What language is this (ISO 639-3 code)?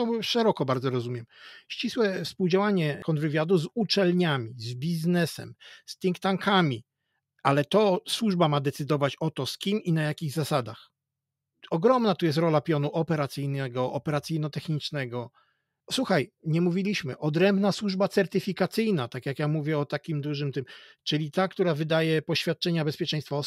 pol